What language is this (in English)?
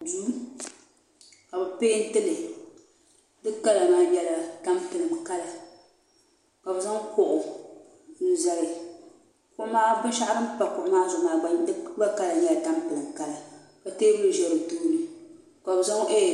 Dagbani